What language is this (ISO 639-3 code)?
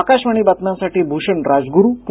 mar